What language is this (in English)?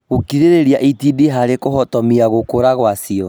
Kikuyu